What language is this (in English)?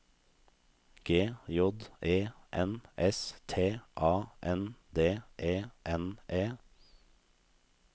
Norwegian